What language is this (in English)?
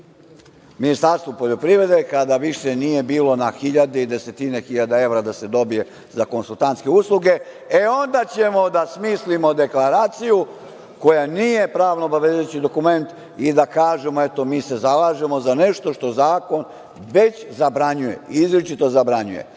Serbian